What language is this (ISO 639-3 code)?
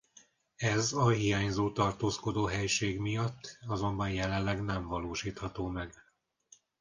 hun